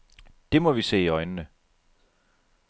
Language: Danish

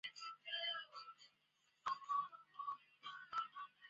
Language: Chinese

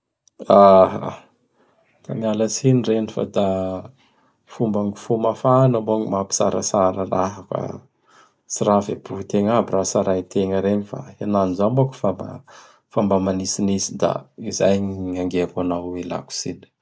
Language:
Bara Malagasy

